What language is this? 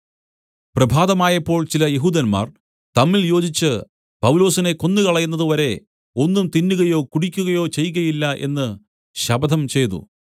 Malayalam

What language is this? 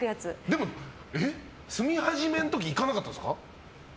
Japanese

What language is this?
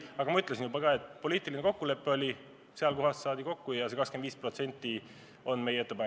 Estonian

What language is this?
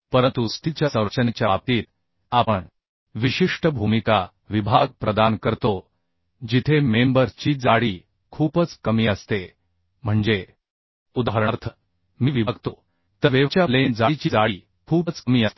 Marathi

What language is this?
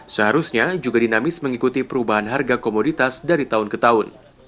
Indonesian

